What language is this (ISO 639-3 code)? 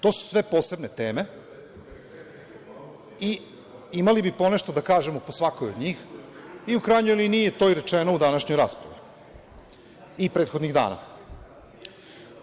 srp